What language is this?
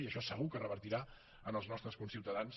Catalan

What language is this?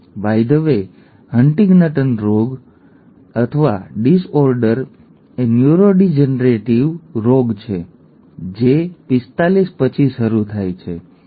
Gujarati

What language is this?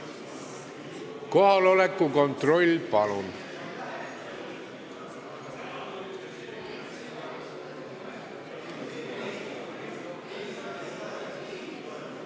Estonian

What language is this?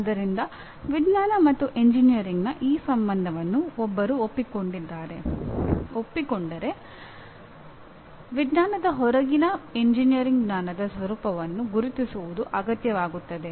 Kannada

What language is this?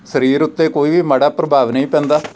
Punjabi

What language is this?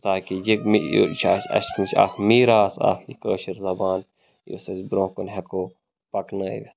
Kashmiri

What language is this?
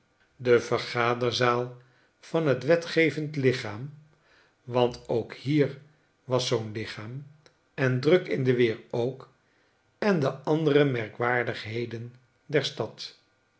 Dutch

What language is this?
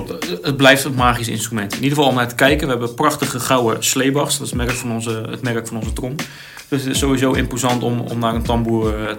Dutch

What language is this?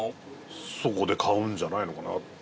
Japanese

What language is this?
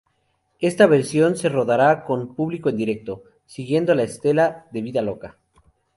Spanish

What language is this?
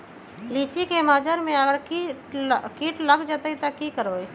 Magahi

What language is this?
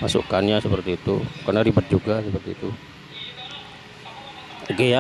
Indonesian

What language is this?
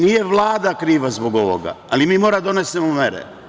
Serbian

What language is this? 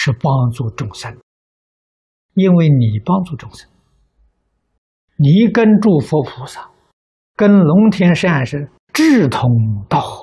Chinese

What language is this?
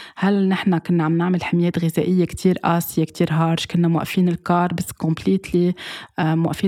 Arabic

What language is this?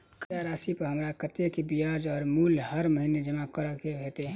Maithili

